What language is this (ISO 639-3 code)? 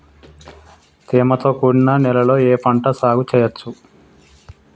tel